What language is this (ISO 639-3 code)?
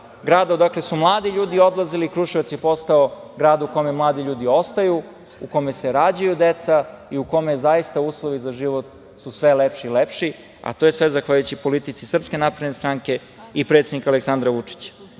srp